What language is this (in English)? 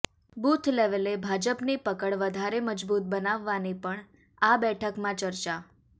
Gujarati